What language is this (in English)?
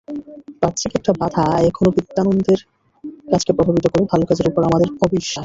Bangla